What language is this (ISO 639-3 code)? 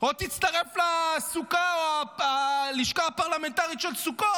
heb